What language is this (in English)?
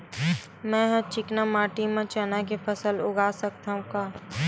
Chhattisgarhi